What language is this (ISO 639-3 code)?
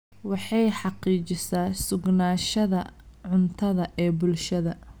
som